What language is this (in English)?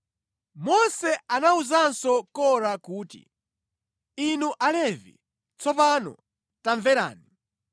Nyanja